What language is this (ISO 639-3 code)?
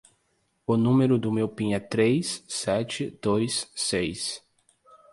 por